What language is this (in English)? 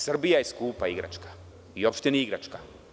Serbian